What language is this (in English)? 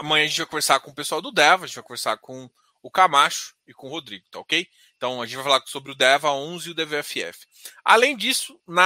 Portuguese